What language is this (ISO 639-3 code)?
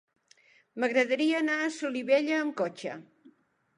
cat